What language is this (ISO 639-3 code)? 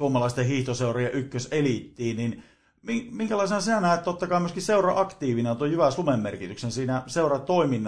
fin